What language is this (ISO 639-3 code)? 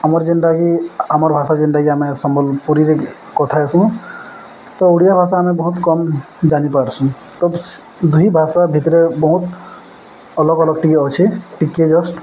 ori